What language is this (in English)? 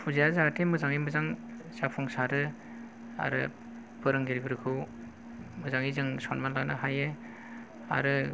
Bodo